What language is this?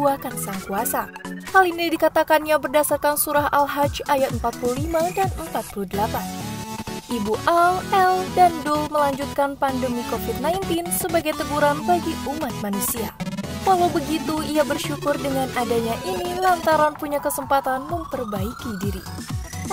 Indonesian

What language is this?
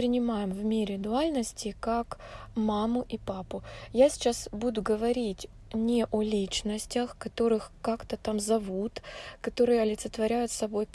Russian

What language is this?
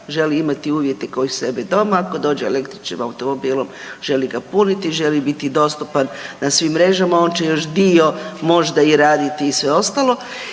Croatian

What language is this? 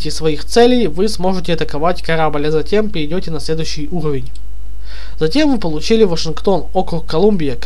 Russian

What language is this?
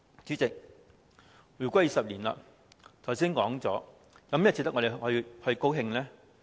Cantonese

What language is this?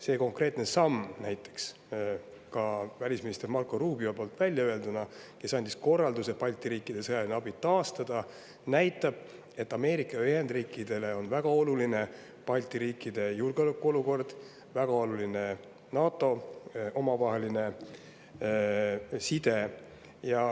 Estonian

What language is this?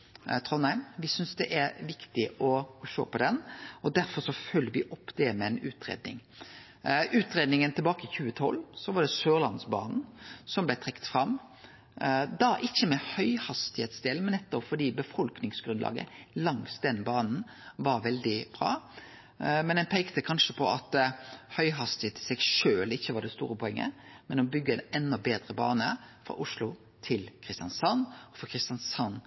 Norwegian Nynorsk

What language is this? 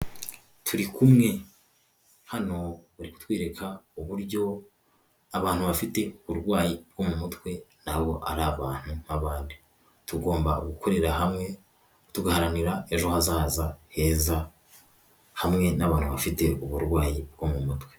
Kinyarwanda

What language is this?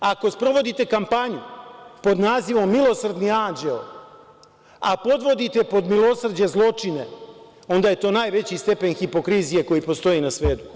Serbian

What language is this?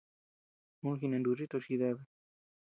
Tepeuxila Cuicatec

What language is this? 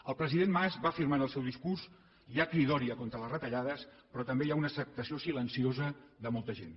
Catalan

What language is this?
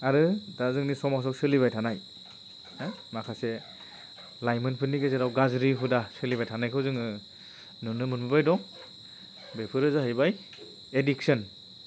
Bodo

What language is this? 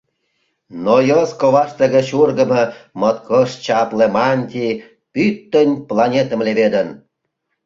Mari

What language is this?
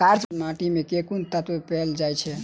Maithili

